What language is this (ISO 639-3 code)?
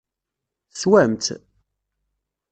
kab